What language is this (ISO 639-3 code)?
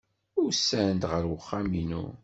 kab